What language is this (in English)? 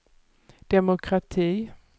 Swedish